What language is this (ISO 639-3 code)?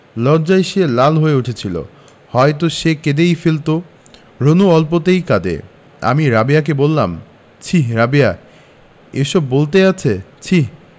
ben